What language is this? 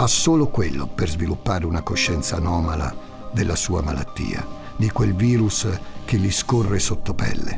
Italian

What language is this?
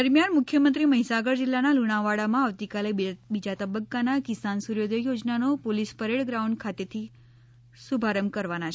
Gujarati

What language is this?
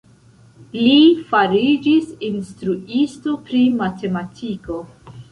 Esperanto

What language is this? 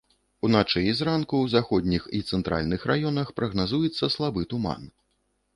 Belarusian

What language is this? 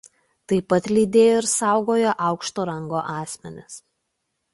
Lithuanian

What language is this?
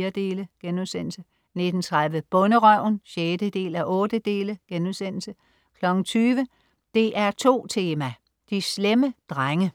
Danish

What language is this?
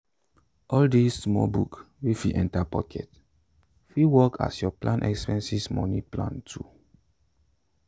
Nigerian Pidgin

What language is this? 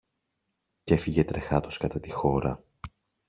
Greek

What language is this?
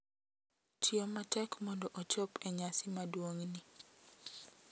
Luo (Kenya and Tanzania)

